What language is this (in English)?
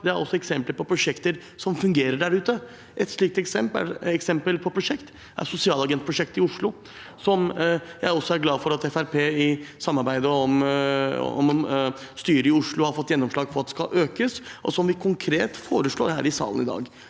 Norwegian